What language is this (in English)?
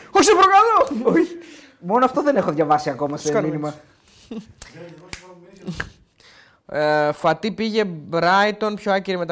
Greek